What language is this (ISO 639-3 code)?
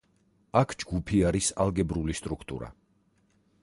kat